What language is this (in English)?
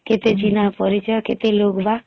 Odia